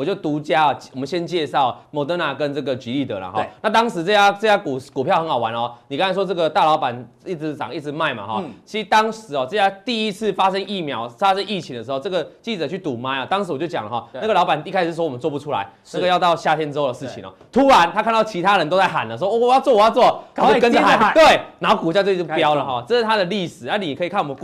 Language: Chinese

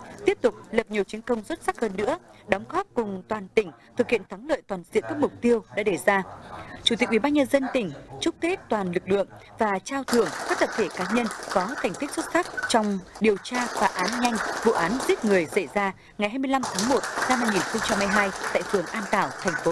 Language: Vietnamese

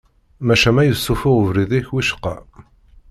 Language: Kabyle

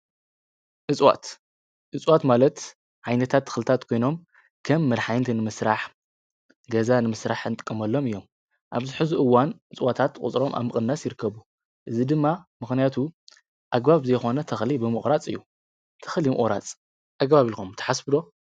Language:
Tigrinya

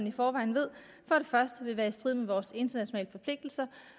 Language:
Danish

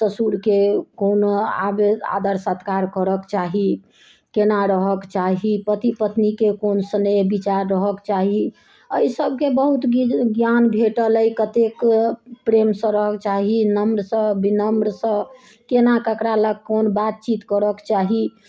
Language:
Maithili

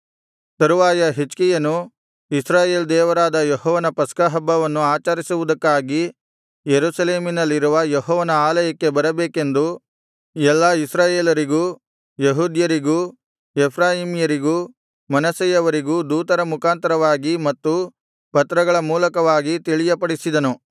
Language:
Kannada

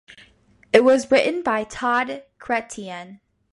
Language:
English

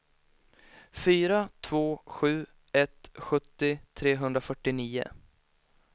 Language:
Swedish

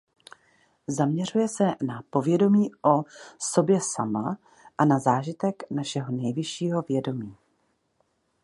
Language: Czech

